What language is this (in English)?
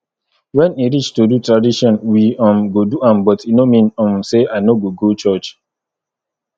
Nigerian Pidgin